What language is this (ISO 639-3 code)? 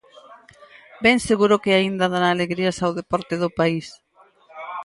glg